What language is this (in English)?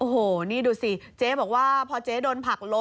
Thai